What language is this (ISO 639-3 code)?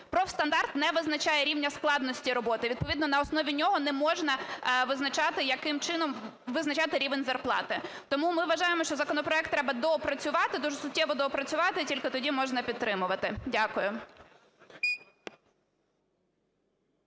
ukr